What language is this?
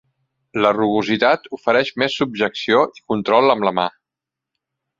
Catalan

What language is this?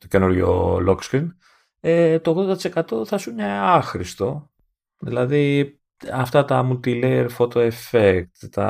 Greek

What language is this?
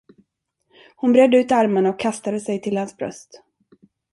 Swedish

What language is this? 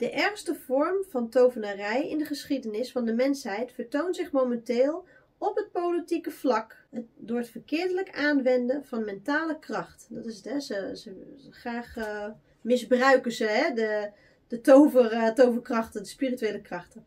Dutch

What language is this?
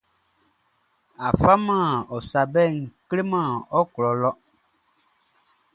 Baoulé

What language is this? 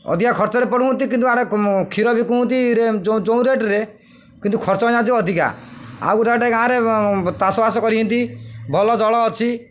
Odia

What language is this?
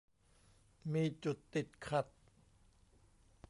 Thai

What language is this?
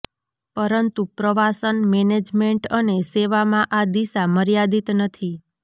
Gujarati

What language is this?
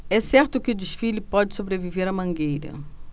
Portuguese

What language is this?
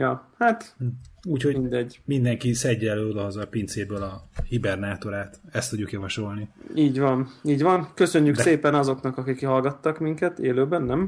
Hungarian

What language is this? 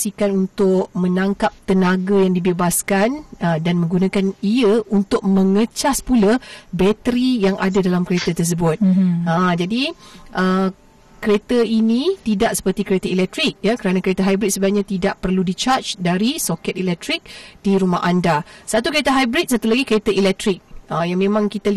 Malay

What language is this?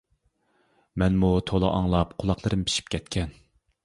Uyghur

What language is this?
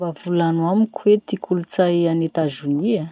Masikoro Malagasy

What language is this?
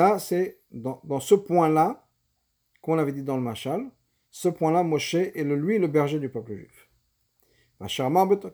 French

